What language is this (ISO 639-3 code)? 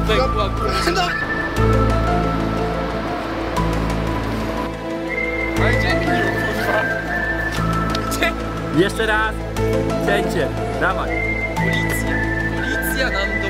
pol